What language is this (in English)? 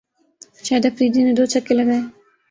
Urdu